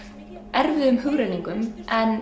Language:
Icelandic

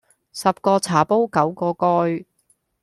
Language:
Cantonese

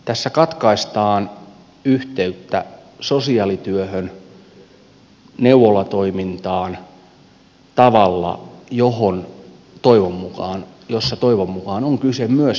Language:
Finnish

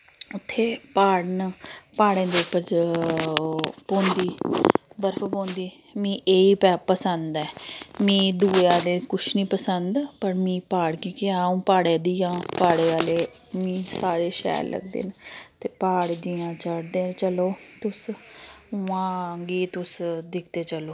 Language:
Dogri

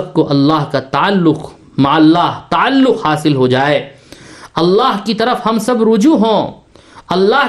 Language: Urdu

